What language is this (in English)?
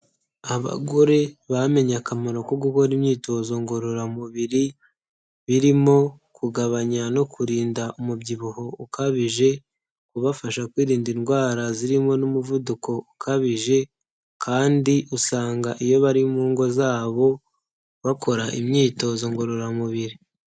Kinyarwanda